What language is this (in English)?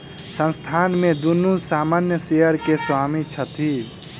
Maithili